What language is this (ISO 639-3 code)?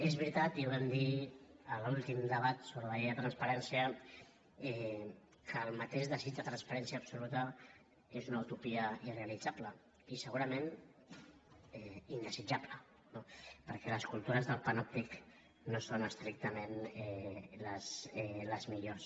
cat